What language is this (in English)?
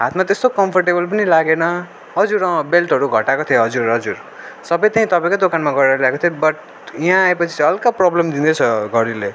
Nepali